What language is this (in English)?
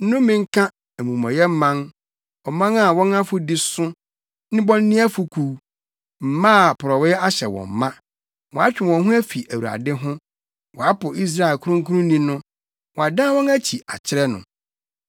Akan